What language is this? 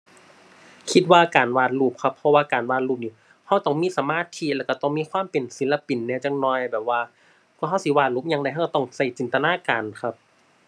Thai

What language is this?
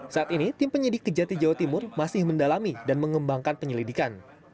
Indonesian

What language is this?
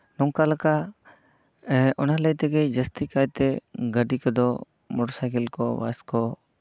Santali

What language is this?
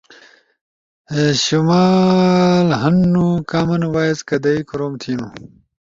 Ushojo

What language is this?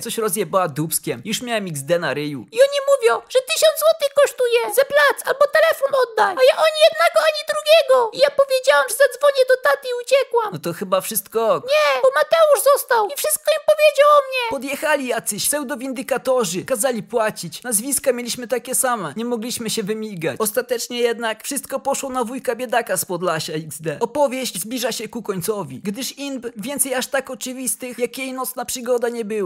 Polish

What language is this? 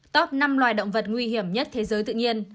Vietnamese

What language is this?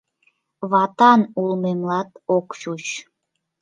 Mari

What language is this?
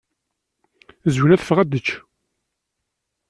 Kabyle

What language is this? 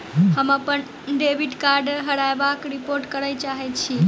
Maithili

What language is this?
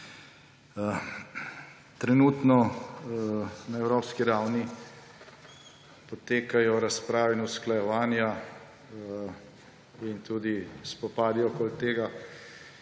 Slovenian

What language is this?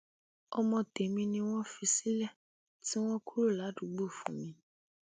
Yoruba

